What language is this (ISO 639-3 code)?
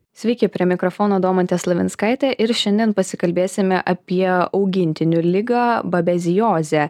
lit